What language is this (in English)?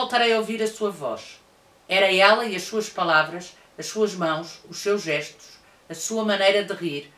Portuguese